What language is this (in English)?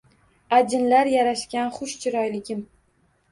Uzbek